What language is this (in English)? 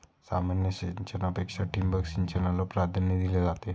Marathi